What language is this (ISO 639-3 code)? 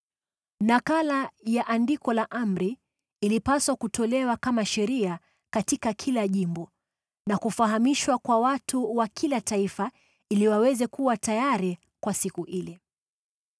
swa